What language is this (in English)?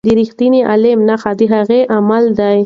Pashto